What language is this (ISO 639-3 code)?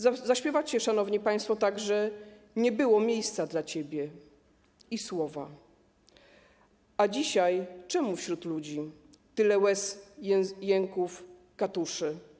pol